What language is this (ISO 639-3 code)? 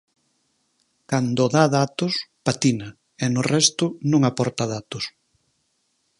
glg